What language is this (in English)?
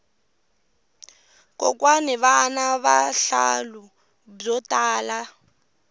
Tsonga